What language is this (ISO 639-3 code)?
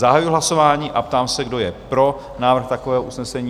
ces